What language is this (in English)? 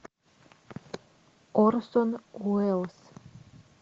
Russian